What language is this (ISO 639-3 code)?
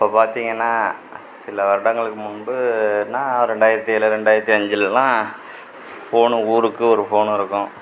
tam